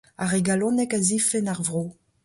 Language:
Breton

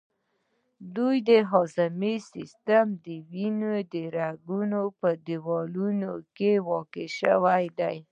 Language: Pashto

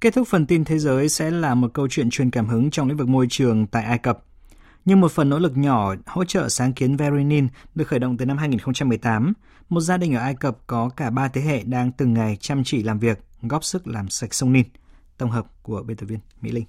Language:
Vietnamese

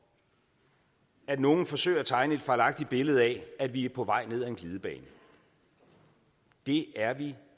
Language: Danish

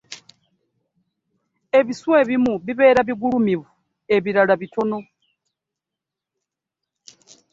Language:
Ganda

